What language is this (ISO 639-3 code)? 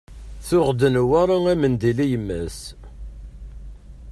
kab